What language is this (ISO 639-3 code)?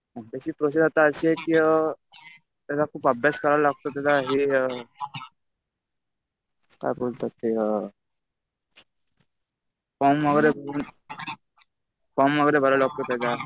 mar